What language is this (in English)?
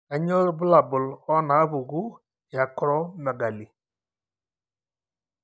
Masai